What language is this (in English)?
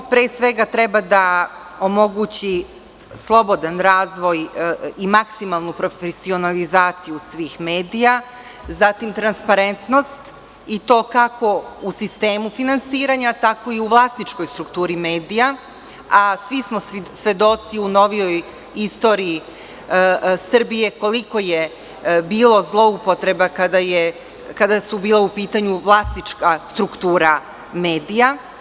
Serbian